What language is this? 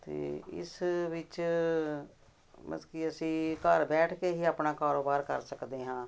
Punjabi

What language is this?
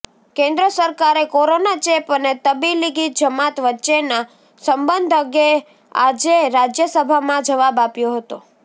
Gujarati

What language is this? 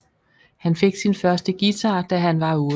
Danish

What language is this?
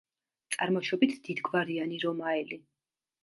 Georgian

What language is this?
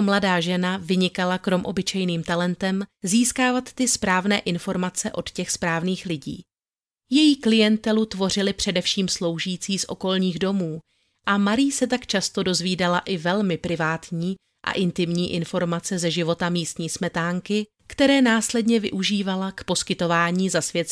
Czech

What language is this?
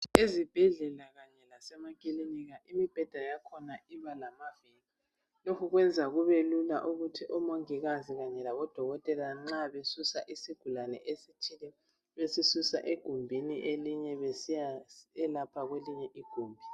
North Ndebele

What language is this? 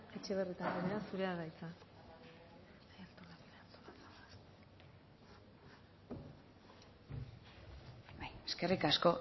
Basque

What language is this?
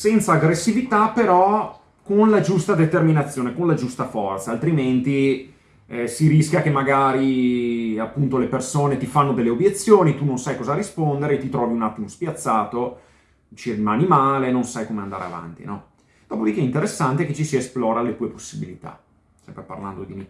Italian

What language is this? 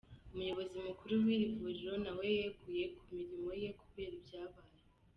Kinyarwanda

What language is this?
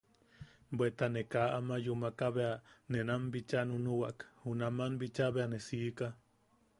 Yaqui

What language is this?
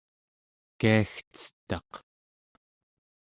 Central Yupik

